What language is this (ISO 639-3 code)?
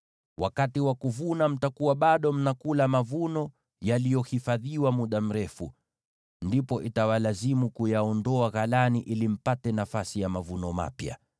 swa